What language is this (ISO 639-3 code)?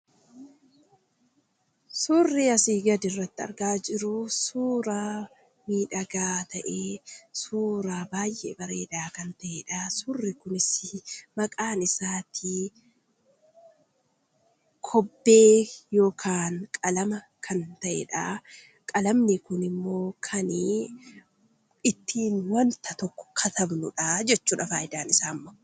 orm